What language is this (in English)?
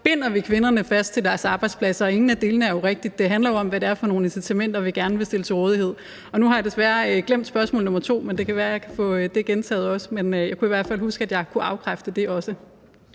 Danish